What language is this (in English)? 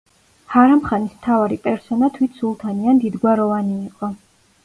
Georgian